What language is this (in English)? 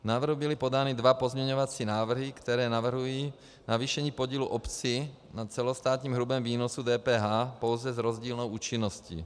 Czech